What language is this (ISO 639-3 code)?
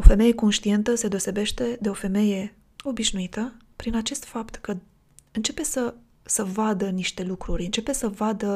ron